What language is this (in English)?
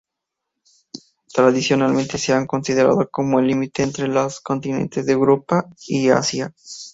Spanish